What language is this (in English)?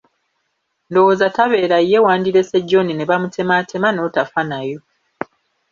Ganda